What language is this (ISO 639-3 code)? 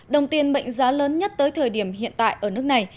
vie